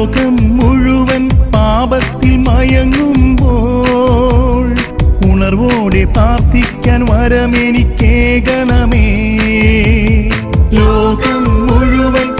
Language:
Romanian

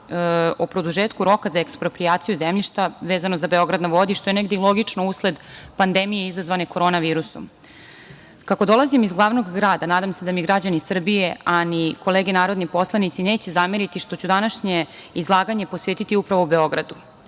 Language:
Serbian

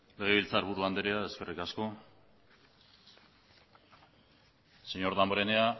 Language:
Basque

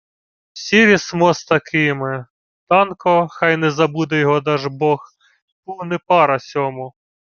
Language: Ukrainian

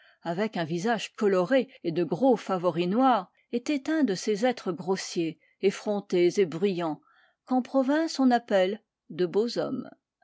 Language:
French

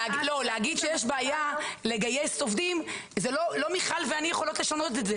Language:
Hebrew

